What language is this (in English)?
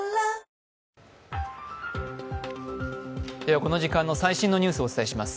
Japanese